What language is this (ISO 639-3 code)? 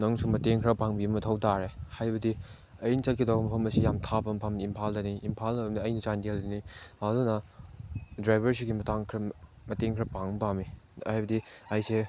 mni